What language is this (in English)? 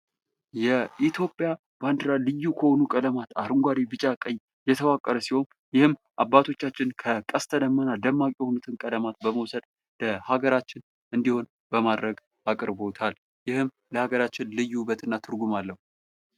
Amharic